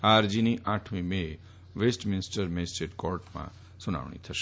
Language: Gujarati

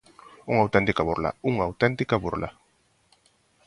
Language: Galician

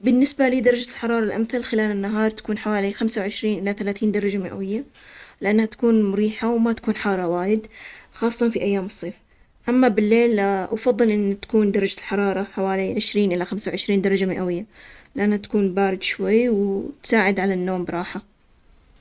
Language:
Omani Arabic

